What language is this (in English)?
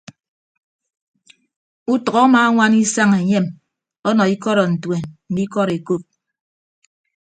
Ibibio